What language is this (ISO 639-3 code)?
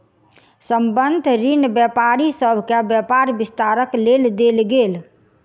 mai